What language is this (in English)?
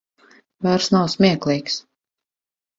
Latvian